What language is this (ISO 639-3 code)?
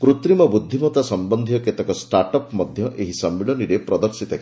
ori